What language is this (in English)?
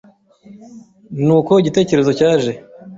Kinyarwanda